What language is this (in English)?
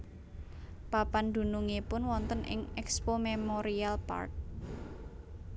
Javanese